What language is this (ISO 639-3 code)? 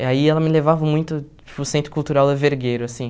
por